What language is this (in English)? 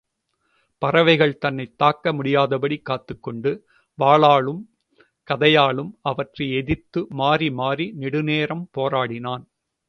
Tamil